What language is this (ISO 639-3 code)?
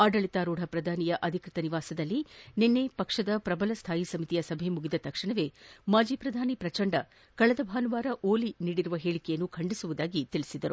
kan